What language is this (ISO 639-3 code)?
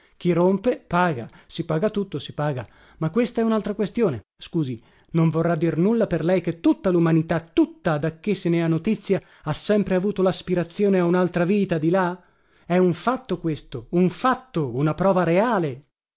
ita